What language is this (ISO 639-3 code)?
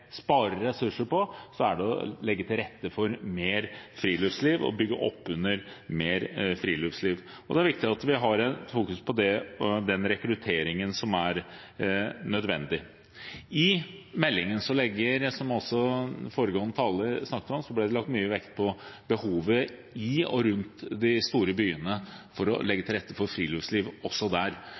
nob